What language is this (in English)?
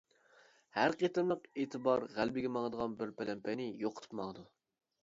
Uyghur